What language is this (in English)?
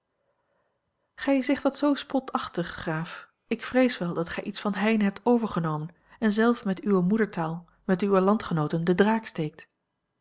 Dutch